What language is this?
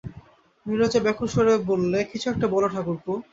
Bangla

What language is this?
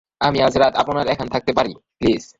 Bangla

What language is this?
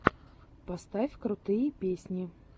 Russian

